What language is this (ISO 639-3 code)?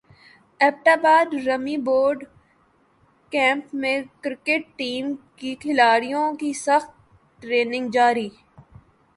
urd